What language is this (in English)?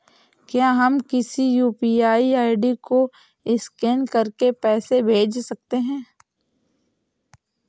Hindi